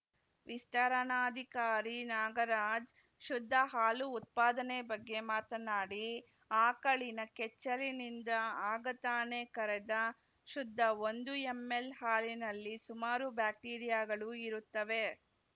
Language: Kannada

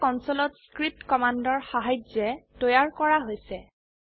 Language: Assamese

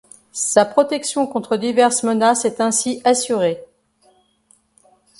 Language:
French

